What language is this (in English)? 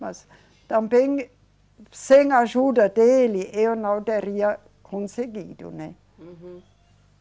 Portuguese